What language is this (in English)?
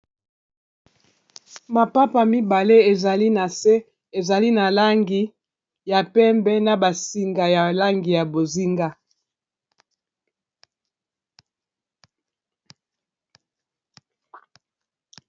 Lingala